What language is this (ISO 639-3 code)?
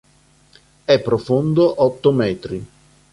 ita